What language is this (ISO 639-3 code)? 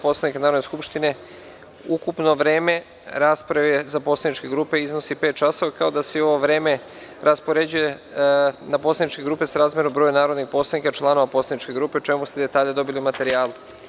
srp